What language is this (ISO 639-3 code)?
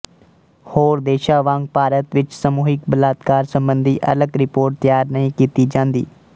pan